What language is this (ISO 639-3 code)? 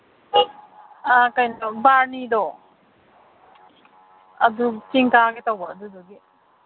mni